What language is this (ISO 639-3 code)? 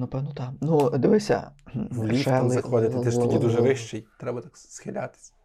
ukr